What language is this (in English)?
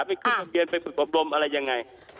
Thai